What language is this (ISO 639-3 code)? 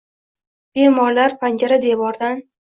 uzb